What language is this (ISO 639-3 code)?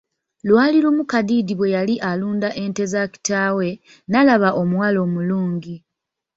lug